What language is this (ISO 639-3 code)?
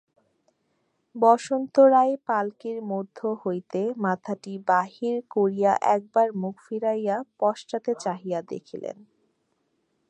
ben